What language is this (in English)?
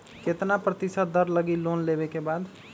Magahi